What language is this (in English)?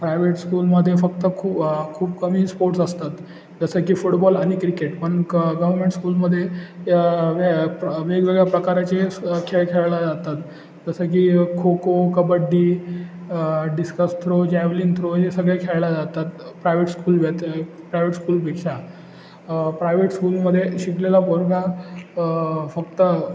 Marathi